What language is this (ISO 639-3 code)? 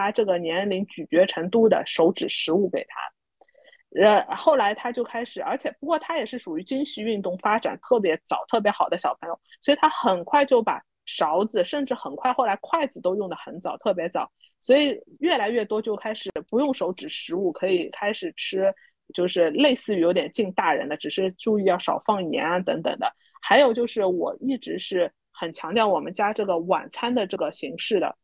zho